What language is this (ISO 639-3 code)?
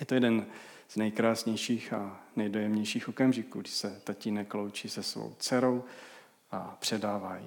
ces